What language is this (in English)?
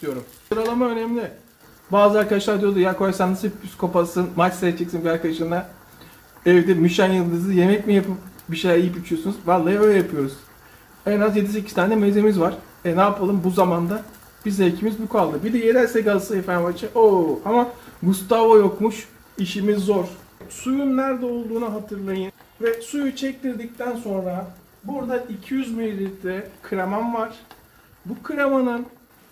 Turkish